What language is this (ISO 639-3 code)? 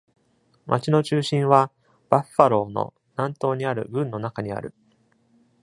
jpn